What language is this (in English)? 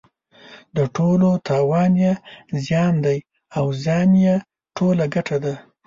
Pashto